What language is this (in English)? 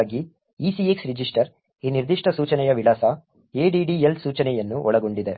Kannada